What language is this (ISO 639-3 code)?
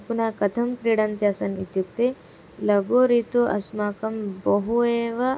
san